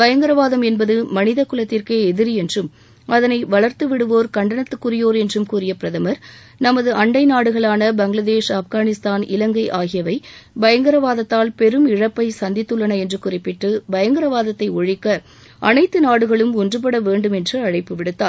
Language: Tamil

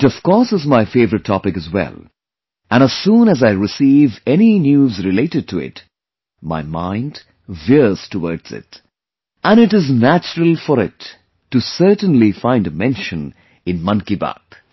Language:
English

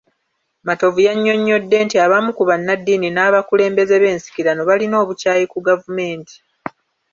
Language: Ganda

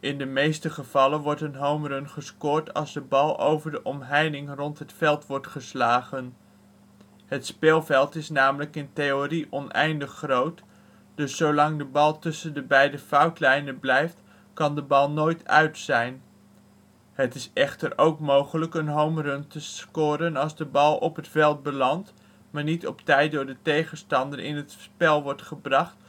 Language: Dutch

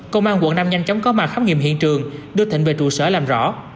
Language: Vietnamese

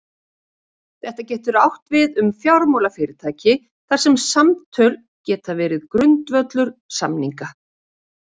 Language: Icelandic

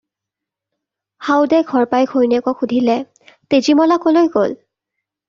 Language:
Assamese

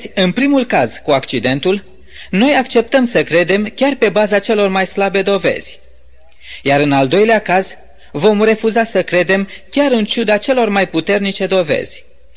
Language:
Romanian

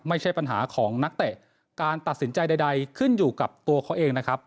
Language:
Thai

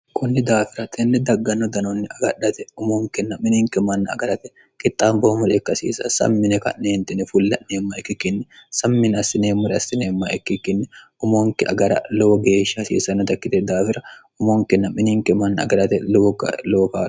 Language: Sidamo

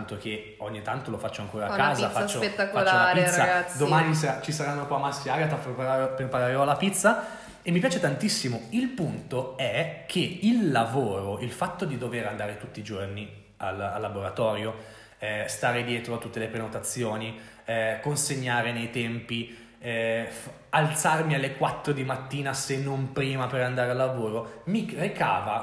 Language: Italian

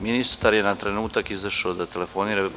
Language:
Serbian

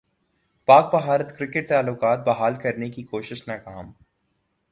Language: Urdu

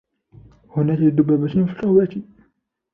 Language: Arabic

